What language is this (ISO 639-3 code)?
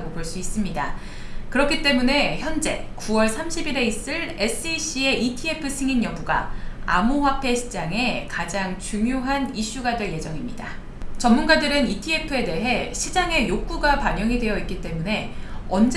kor